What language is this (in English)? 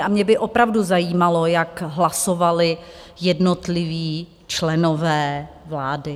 Czech